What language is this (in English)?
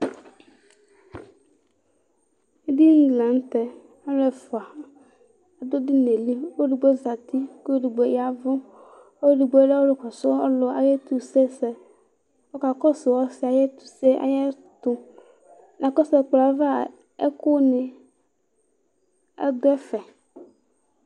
Ikposo